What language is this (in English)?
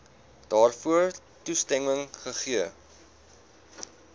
Afrikaans